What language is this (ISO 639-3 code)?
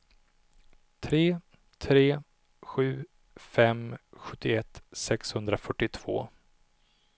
swe